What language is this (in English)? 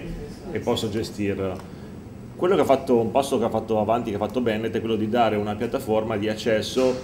Italian